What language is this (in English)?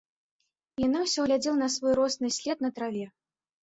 Belarusian